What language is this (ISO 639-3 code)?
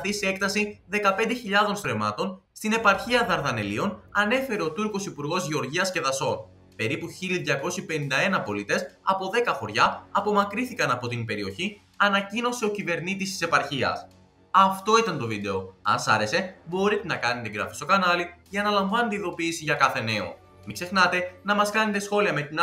ell